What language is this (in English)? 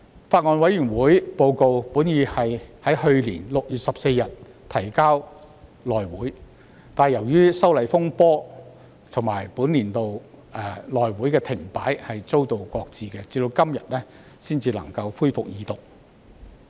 Cantonese